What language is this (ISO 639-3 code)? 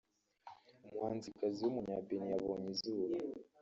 kin